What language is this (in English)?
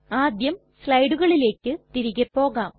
Malayalam